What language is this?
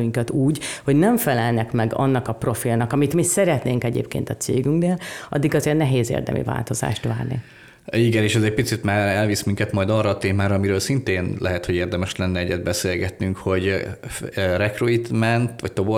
Hungarian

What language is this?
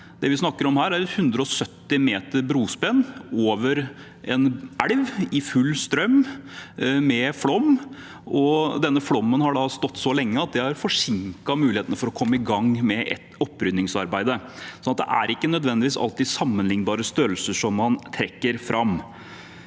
Norwegian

